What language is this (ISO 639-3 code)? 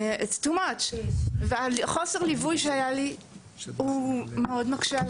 heb